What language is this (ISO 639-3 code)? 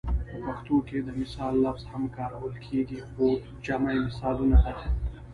pus